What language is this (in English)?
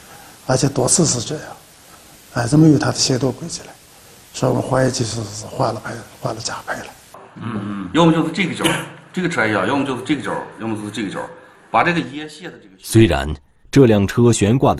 Chinese